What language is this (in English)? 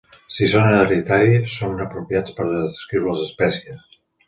Catalan